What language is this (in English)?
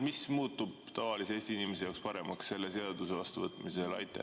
Estonian